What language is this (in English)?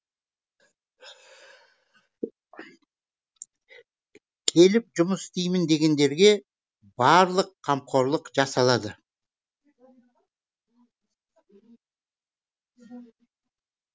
Kazakh